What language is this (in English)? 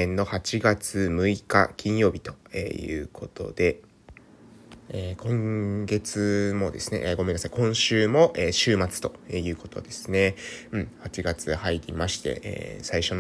Japanese